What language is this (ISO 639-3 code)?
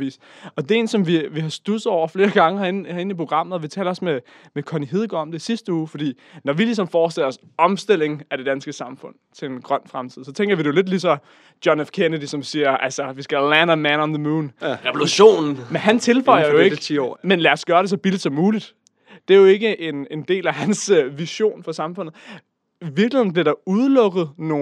dan